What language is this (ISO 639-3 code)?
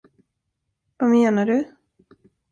swe